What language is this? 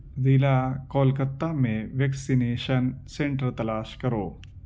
Urdu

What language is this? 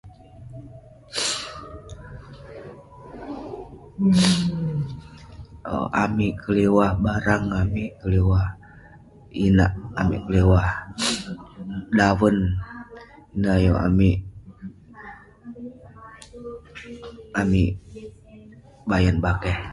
Western Penan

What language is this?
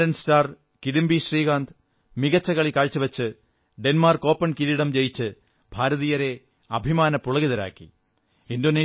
Malayalam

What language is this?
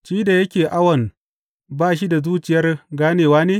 Hausa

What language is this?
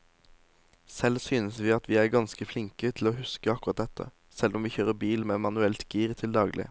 Norwegian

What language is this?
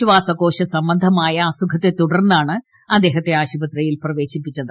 Malayalam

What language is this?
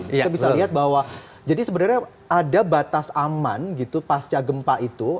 Indonesian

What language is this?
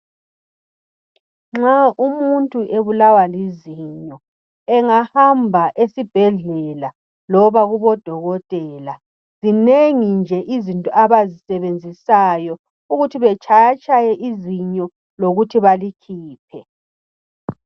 North Ndebele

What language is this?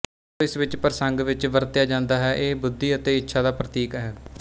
Punjabi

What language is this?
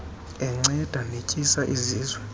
Xhosa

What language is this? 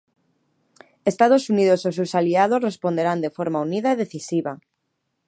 Galician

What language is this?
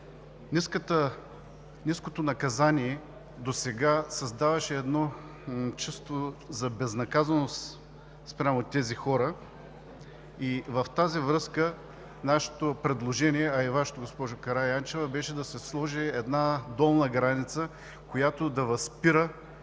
Bulgarian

